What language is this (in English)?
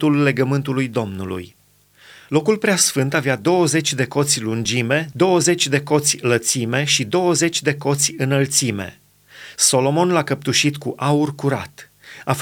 Romanian